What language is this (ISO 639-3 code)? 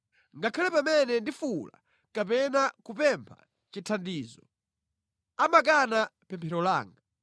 nya